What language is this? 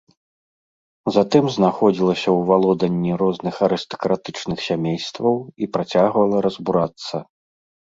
Belarusian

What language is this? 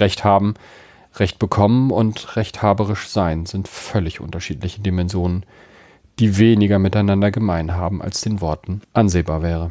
German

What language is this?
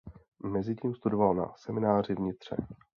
Czech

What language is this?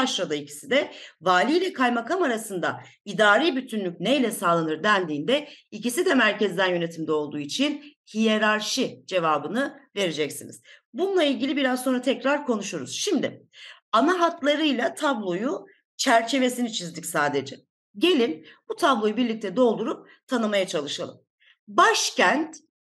Turkish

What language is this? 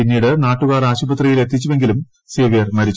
Malayalam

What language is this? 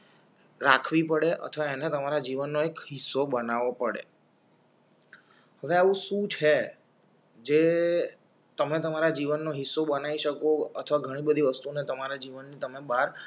Gujarati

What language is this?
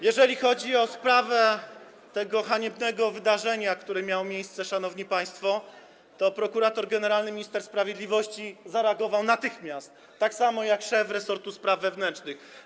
Polish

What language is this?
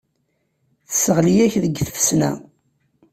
Kabyle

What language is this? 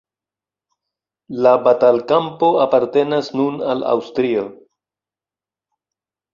Esperanto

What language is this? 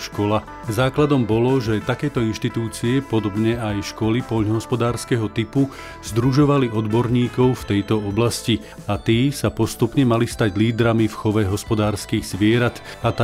Slovak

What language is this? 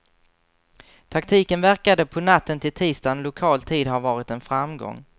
Swedish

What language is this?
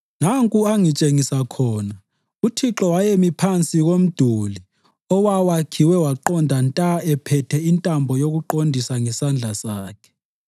North Ndebele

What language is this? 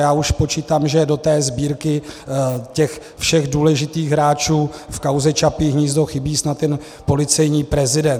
Czech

